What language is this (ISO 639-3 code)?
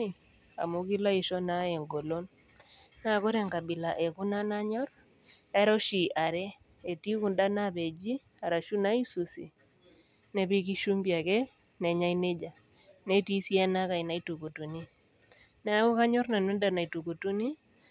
mas